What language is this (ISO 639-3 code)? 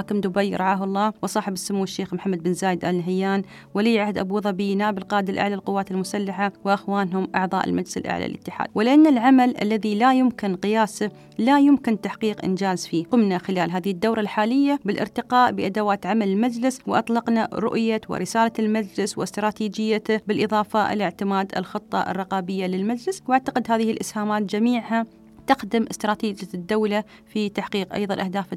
ara